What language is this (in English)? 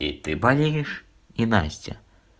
Russian